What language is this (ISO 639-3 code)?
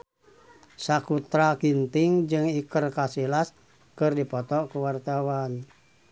sun